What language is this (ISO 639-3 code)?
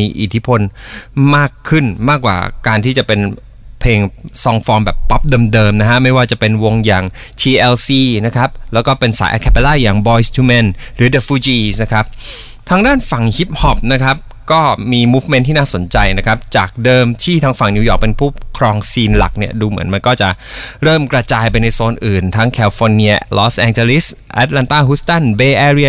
tha